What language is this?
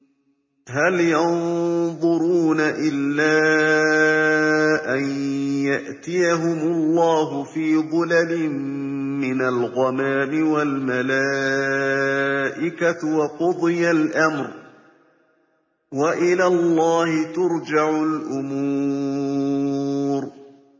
Arabic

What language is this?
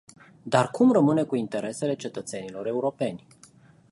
Romanian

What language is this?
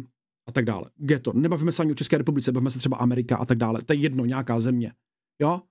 Czech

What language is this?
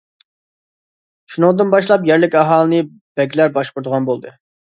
Uyghur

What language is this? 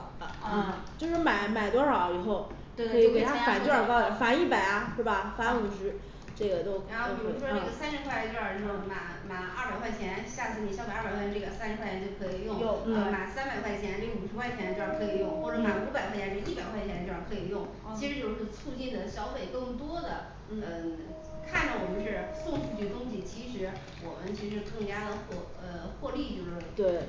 Chinese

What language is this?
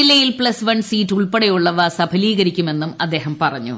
Malayalam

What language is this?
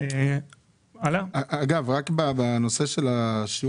Hebrew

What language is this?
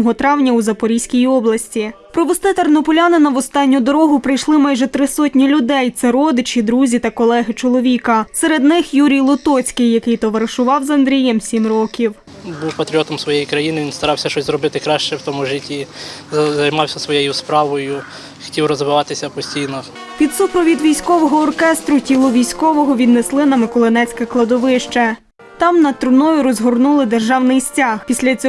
Ukrainian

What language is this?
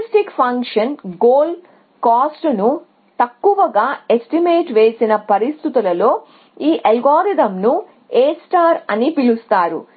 Telugu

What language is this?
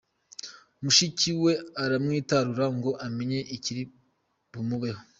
Kinyarwanda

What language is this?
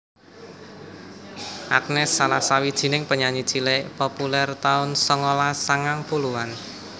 Javanese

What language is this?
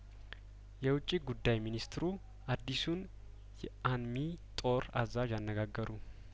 Amharic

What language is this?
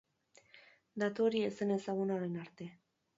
Basque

